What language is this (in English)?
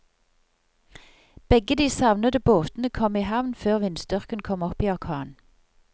Norwegian